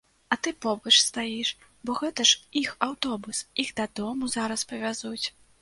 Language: Belarusian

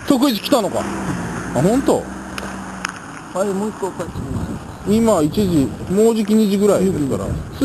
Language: Japanese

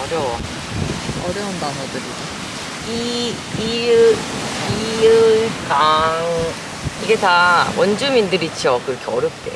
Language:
Korean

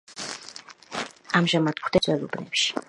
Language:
Georgian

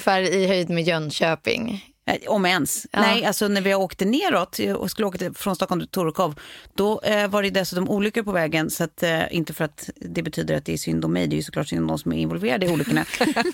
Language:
Swedish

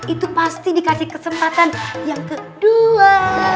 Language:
Indonesian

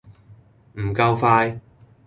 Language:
Cantonese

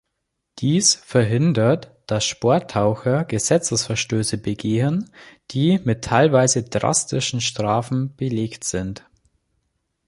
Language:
German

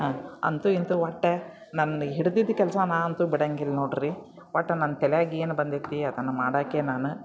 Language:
Kannada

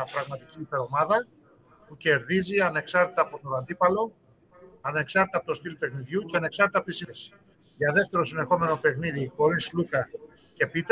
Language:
Greek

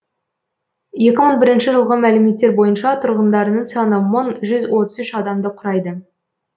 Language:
Kazakh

